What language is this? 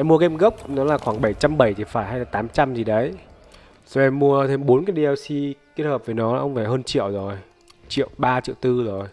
Vietnamese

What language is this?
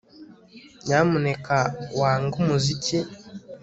Kinyarwanda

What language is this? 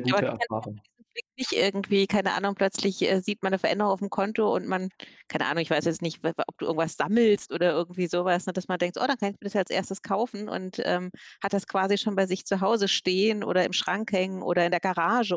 German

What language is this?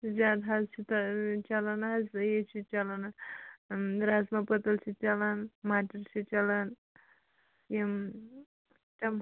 Kashmiri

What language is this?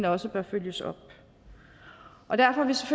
Danish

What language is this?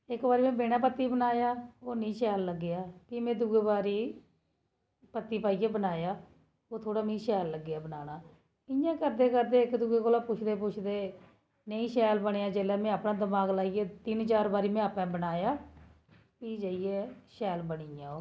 Dogri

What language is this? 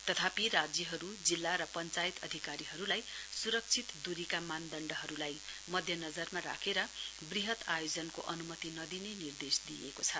Nepali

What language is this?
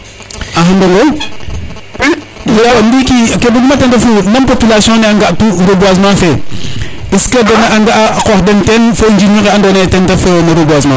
Serer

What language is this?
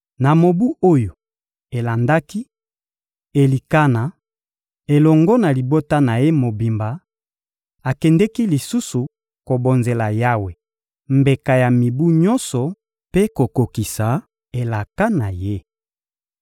Lingala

